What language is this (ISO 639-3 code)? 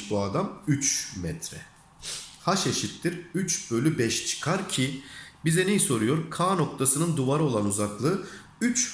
tur